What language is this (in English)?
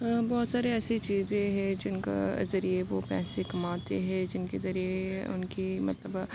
Urdu